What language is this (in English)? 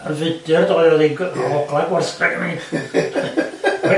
Welsh